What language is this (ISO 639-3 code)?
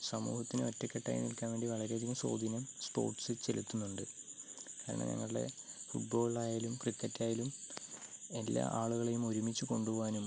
mal